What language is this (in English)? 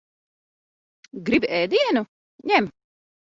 Latvian